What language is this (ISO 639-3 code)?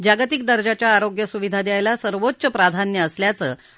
mar